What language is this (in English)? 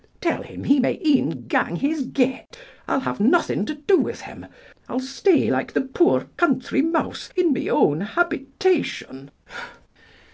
English